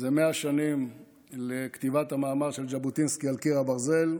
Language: Hebrew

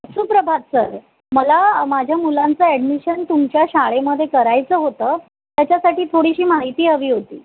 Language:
Marathi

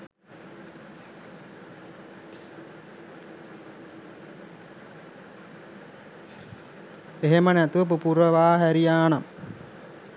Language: Sinhala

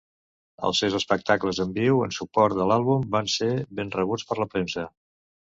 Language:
Catalan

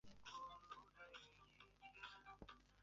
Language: Chinese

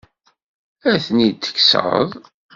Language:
Kabyle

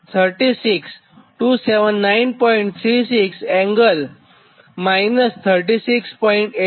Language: Gujarati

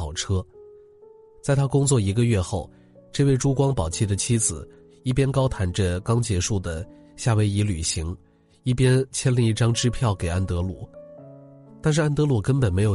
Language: Chinese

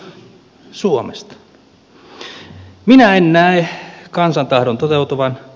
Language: Finnish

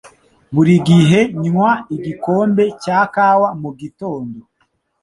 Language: Kinyarwanda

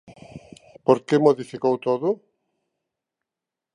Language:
Galician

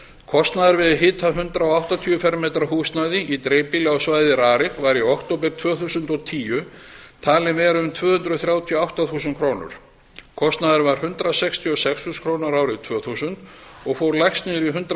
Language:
Icelandic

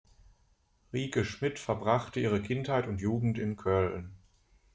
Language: German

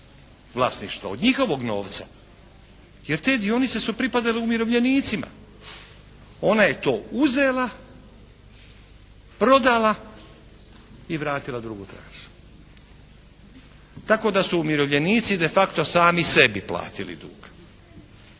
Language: Croatian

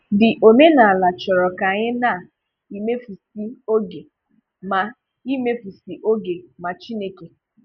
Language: Igbo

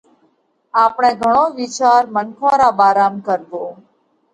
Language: Parkari Koli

